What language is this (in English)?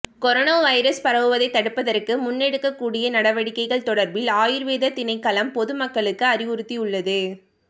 Tamil